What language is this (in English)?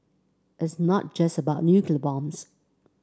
English